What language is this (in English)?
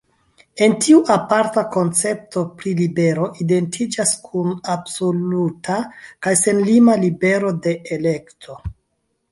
Esperanto